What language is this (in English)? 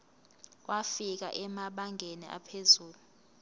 Zulu